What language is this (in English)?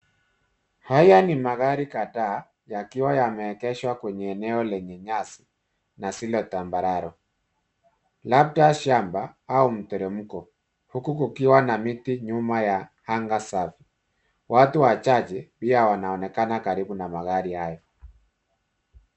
Swahili